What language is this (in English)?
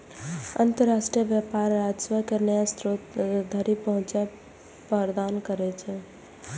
Maithili